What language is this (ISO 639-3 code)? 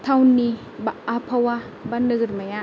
brx